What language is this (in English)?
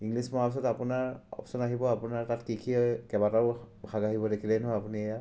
Assamese